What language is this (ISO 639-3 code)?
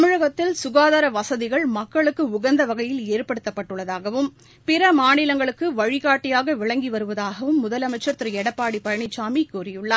tam